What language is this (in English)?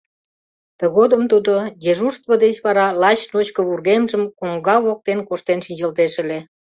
Mari